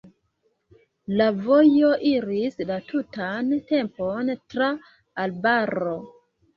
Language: Esperanto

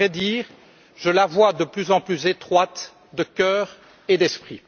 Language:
French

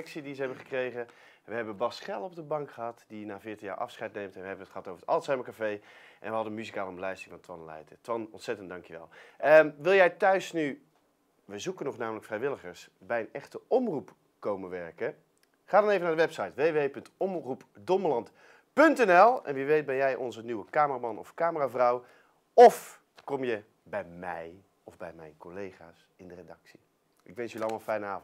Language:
Dutch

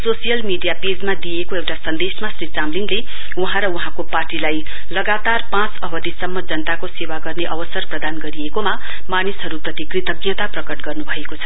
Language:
Nepali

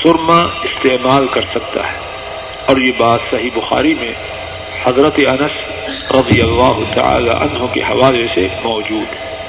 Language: Urdu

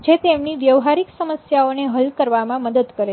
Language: Gujarati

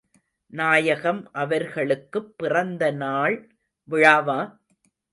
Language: Tamil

